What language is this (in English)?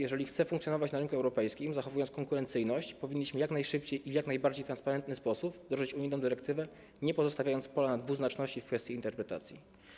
Polish